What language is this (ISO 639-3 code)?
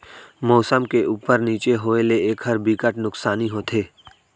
hne